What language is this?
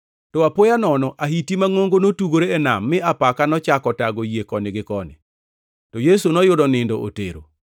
Luo (Kenya and Tanzania)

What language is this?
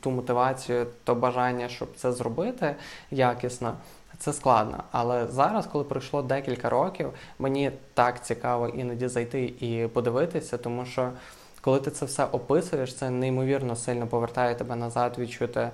Ukrainian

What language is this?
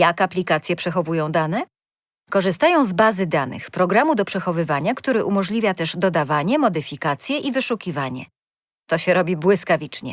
Polish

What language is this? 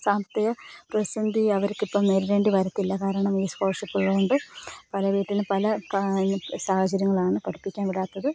Malayalam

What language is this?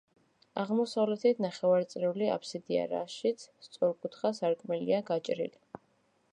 Georgian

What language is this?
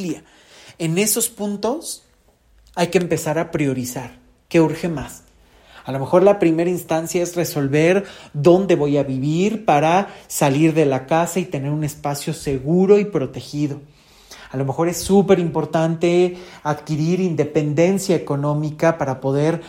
Spanish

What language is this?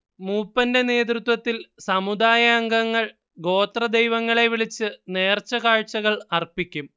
Malayalam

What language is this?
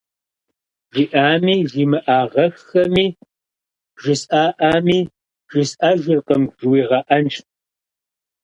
Kabardian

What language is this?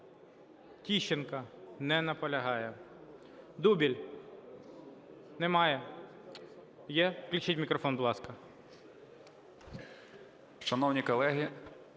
Ukrainian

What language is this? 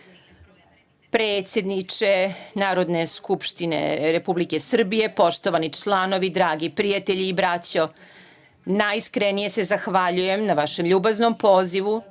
Serbian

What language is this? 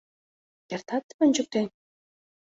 Mari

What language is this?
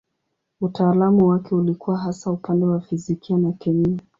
Swahili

